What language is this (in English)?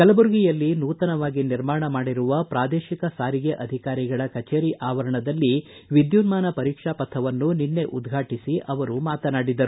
Kannada